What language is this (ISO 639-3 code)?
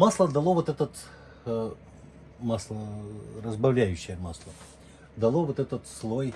rus